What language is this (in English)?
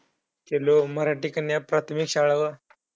Marathi